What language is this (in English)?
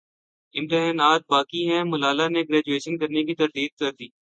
Urdu